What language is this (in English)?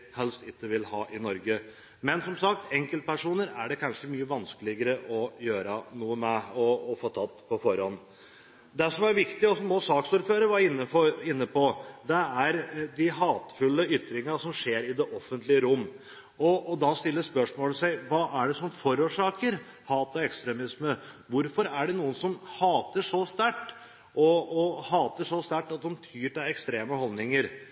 Norwegian Bokmål